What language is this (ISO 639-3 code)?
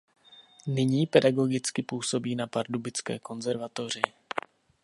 ces